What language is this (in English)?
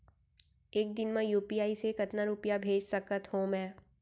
Chhattisgarhi